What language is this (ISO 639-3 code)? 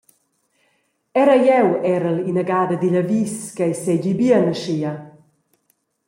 roh